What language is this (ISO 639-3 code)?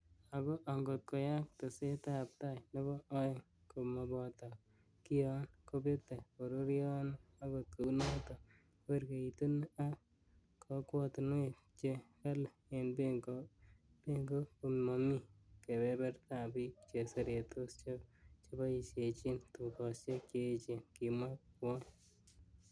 kln